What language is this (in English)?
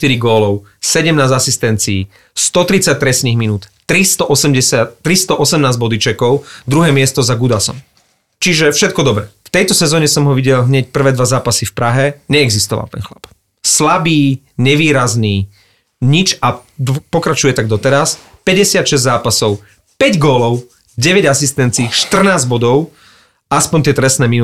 Slovak